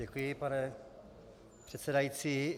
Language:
Czech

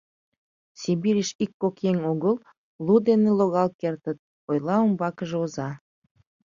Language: Mari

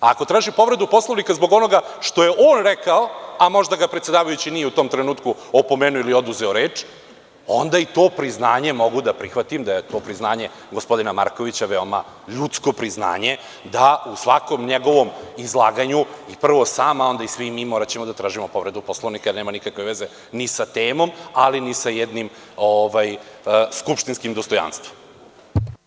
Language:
Serbian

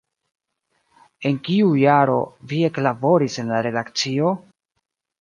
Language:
Esperanto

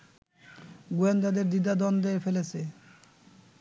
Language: Bangla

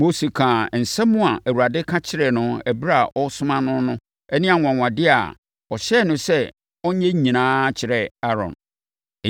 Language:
Akan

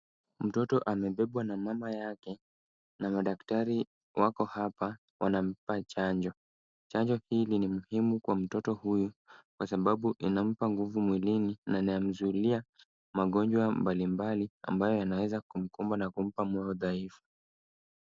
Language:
Swahili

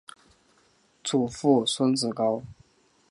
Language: Chinese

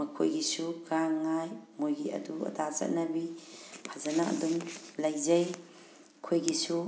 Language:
Manipuri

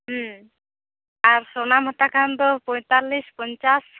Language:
Santali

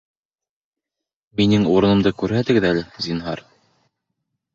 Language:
Bashkir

